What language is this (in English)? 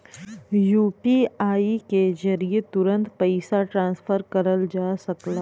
Bhojpuri